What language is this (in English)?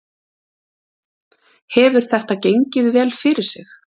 Icelandic